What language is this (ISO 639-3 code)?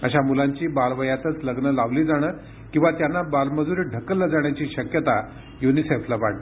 mar